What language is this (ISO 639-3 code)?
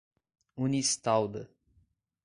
por